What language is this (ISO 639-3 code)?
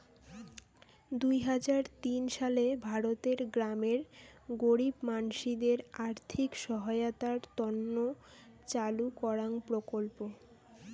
ben